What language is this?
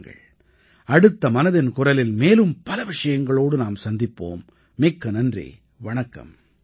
Tamil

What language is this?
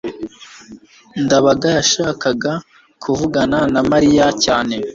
Kinyarwanda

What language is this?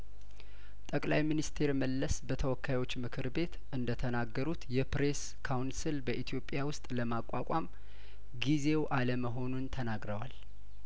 Amharic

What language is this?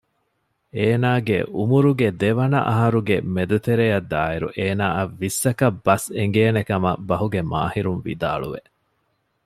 Divehi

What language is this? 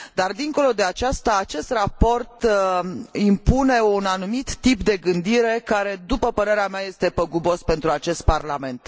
Romanian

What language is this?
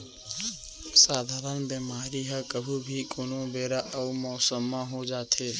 Chhattisgarhi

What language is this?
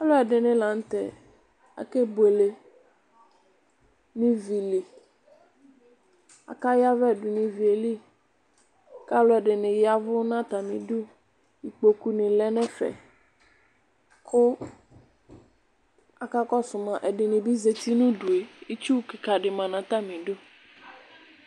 Ikposo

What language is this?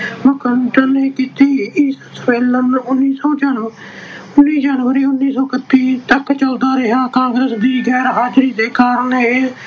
Punjabi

